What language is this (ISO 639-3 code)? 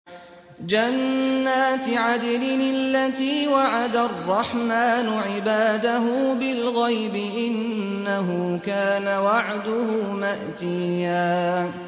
ara